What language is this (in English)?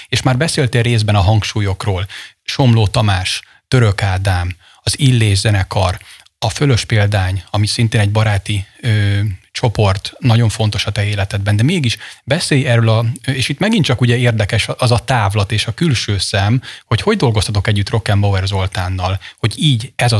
Hungarian